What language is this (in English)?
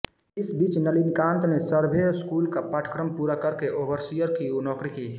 Hindi